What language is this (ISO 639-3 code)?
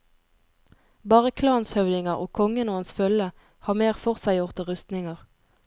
nor